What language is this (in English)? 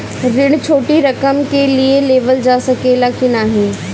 Bhojpuri